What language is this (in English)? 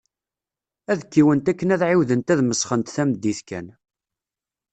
Kabyle